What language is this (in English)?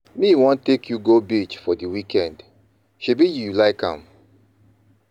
Nigerian Pidgin